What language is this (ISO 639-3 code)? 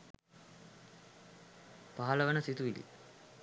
sin